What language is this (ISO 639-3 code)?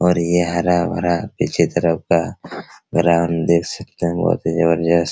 hin